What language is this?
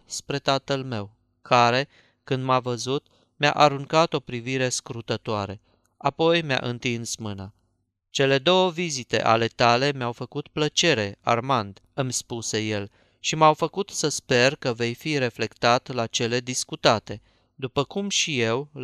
Romanian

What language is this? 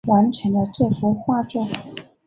Chinese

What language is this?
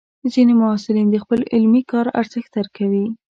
Pashto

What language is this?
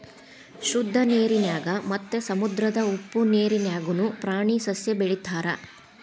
Kannada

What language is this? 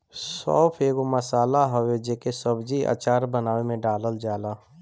Bhojpuri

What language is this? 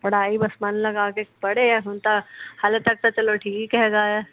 Punjabi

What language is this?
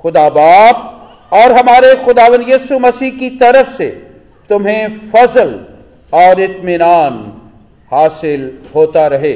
Hindi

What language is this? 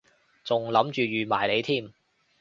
Cantonese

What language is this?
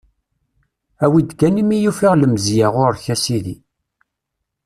Kabyle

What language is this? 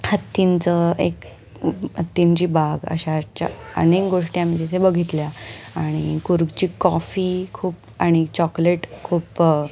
Marathi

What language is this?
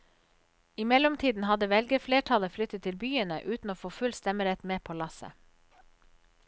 Norwegian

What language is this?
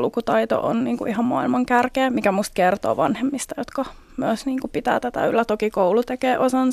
Finnish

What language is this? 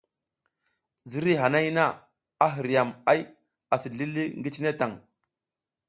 South Giziga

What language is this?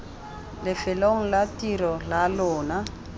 Tswana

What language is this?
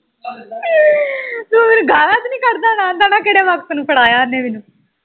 Punjabi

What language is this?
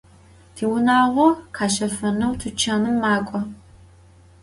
Adyghe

